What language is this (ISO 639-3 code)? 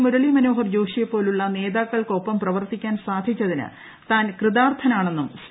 mal